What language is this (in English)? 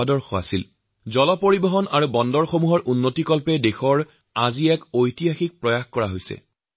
Assamese